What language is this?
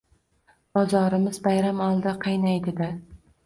Uzbek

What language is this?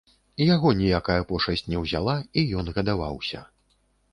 Belarusian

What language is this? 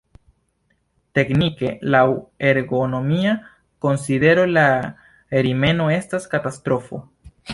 Esperanto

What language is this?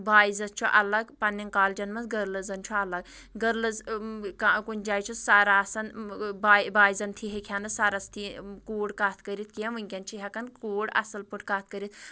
Kashmiri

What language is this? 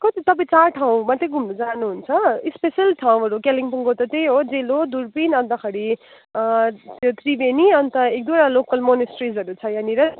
Nepali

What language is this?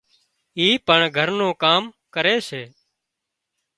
Wadiyara Koli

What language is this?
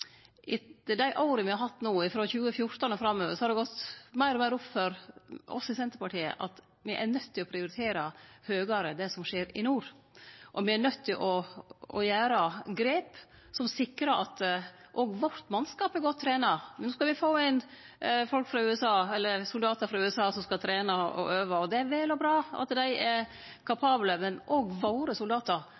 Norwegian Nynorsk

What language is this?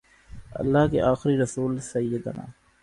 Urdu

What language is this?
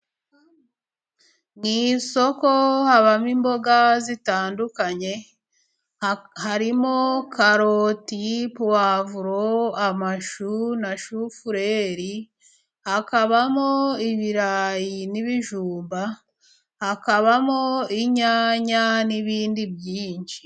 Kinyarwanda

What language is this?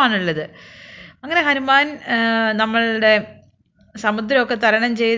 Malayalam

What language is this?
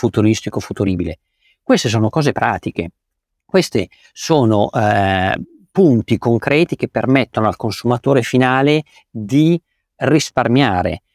Italian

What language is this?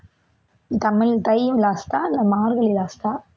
Tamil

